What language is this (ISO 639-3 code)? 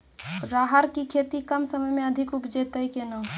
mai